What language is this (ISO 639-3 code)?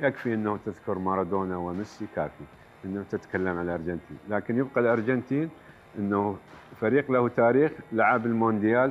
ara